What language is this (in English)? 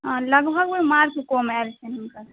Maithili